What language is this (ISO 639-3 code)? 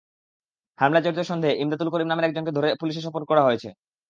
ben